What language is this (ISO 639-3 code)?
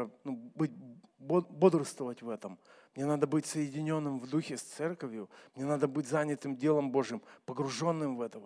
rus